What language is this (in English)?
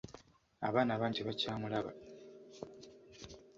Ganda